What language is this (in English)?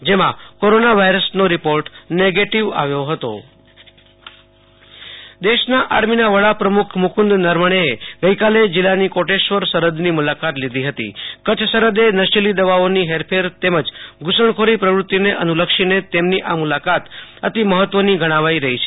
Gujarati